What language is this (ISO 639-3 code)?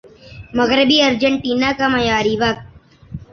urd